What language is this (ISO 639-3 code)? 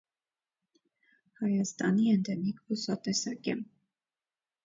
hye